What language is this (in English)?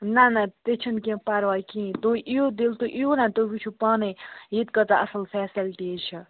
Kashmiri